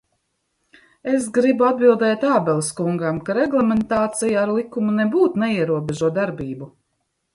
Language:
Latvian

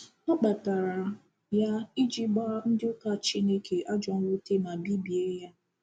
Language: Igbo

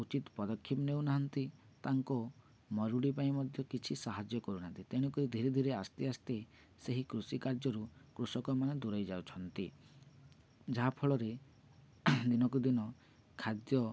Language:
Odia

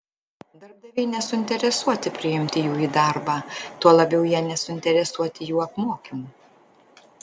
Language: Lithuanian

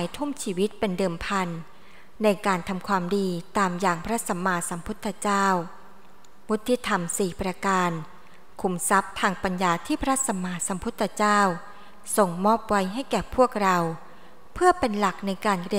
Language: Thai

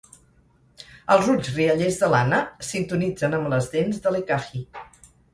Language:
Catalan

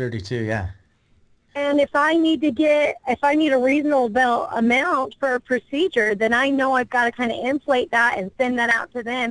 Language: English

